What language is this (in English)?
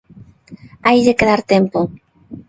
Galician